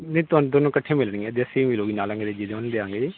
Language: Punjabi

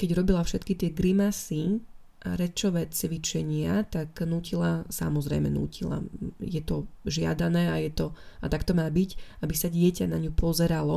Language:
Slovak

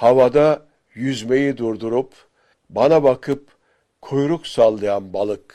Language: Turkish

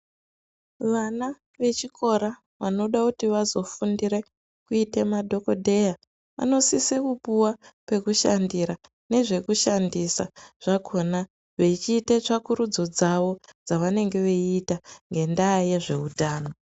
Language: Ndau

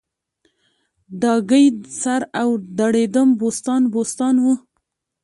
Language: Pashto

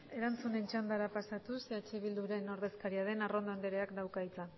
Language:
Basque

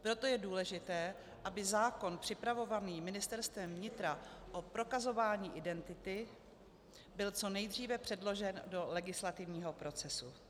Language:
Czech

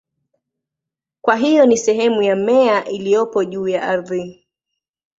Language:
Swahili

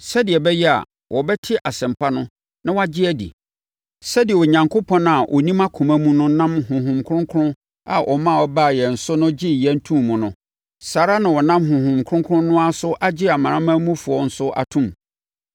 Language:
Akan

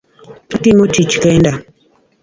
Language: Luo (Kenya and Tanzania)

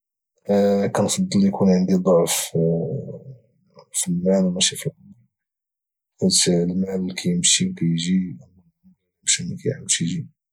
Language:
Moroccan Arabic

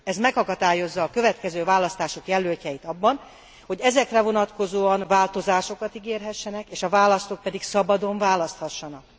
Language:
Hungarian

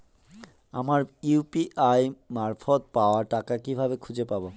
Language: Bangla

